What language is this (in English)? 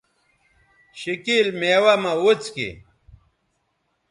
Bateri